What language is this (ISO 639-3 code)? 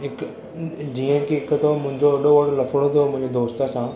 snd